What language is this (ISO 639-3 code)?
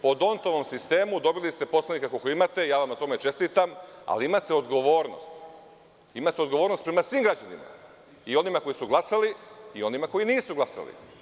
srp